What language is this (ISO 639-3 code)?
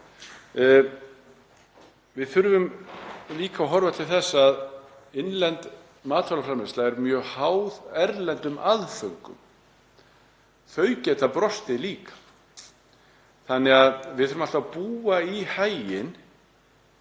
isl